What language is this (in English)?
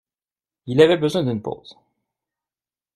French